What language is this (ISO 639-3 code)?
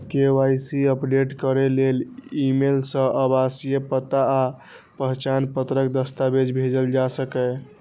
mai